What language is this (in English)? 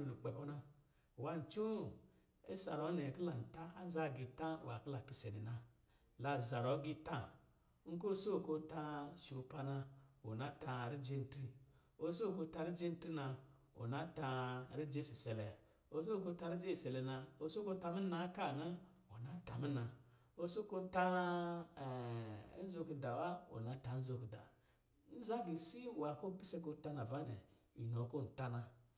Lijili